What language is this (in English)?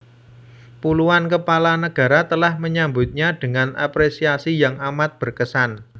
Javanese